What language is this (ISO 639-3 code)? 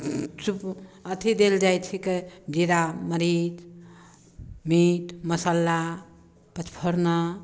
mai